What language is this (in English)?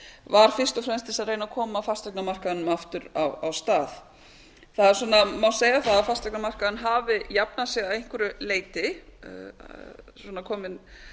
Icelandic